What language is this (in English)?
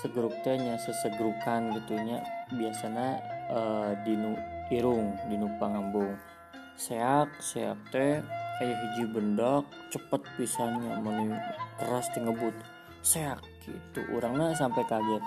Indonesian